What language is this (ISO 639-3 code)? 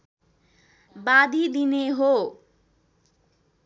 nep